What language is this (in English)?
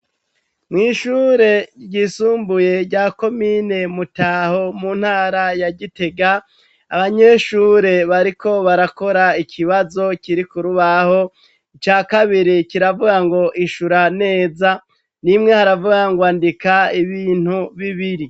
Rundi